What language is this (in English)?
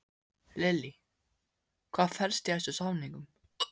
Icelandic